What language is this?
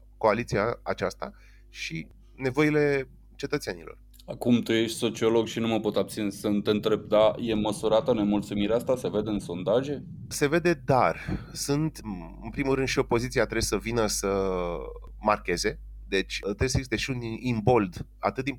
Romanian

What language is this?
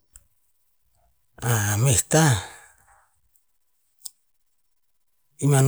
Tinputz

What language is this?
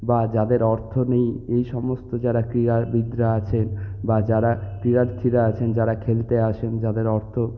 Bangla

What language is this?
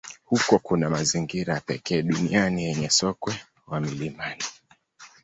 Swahili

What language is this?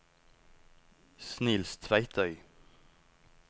Norwegian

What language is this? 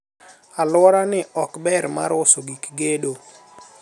Luo (Kenya and Tanzania)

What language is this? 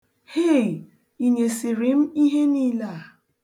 Igbo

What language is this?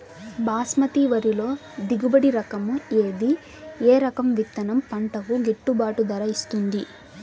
Telugu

